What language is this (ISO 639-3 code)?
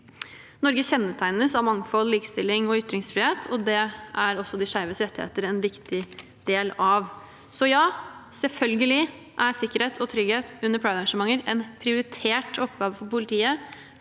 nor